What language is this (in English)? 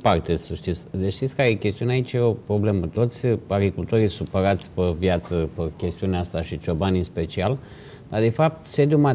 Romanian